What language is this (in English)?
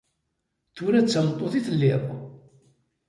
Kabyle